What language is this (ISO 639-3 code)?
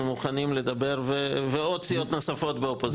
heb